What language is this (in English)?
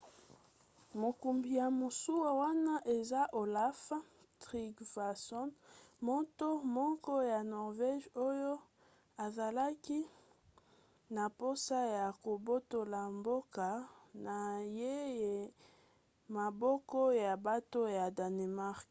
Lingala